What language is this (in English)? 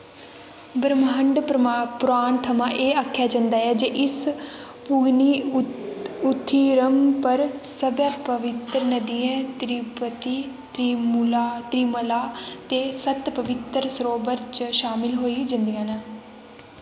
Dogri